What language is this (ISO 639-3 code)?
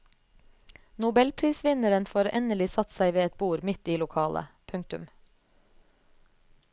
nor